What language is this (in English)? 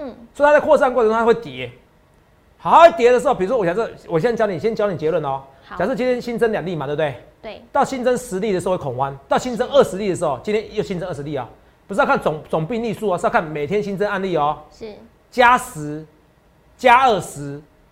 Chinese